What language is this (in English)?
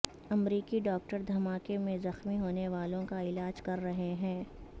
Urdu